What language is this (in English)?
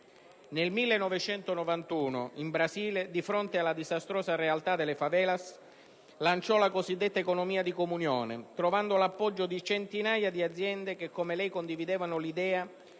Italian